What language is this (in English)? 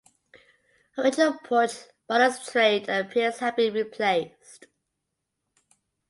English